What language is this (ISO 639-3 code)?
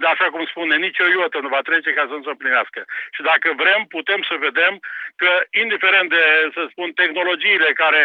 ron